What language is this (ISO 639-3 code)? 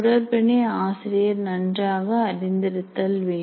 tam